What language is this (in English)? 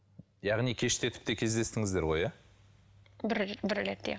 Kazakh